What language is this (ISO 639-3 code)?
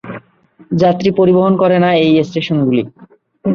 ben